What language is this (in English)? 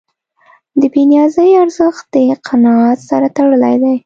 Pashto